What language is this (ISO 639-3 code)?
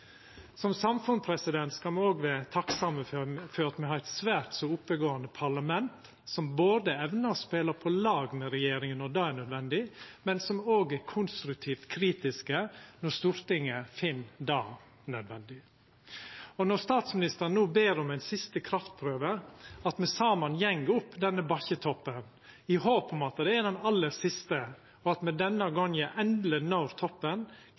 nno